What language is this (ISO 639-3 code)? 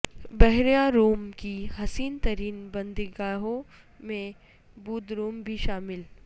urd